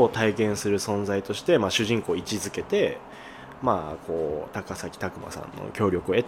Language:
Japanese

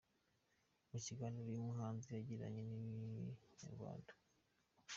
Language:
Kinyarwanda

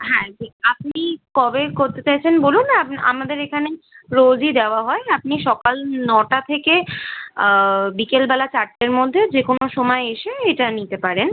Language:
Bangla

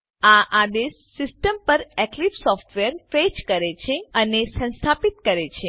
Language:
Gujarati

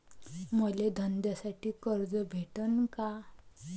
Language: Marathi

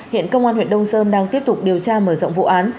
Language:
Vietnamese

